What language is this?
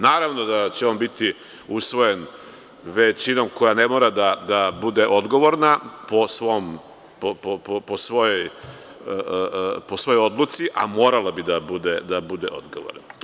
Serbian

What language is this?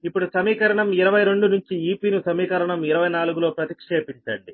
Telugu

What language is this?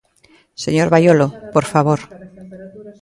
Galician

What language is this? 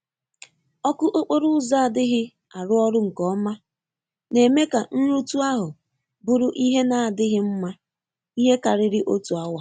Igbo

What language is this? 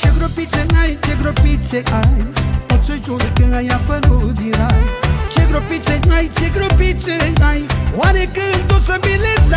Romanian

